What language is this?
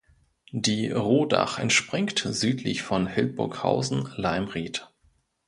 German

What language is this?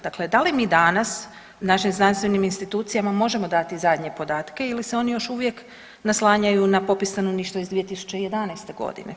Croatian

